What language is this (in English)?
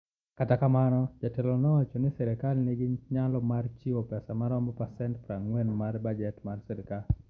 Luo (Kenya and Tanzania)